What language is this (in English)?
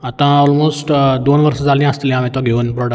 Konkani